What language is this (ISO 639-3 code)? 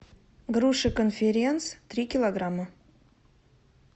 rus